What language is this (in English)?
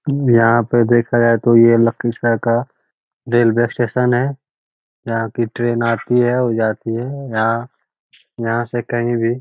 Magahi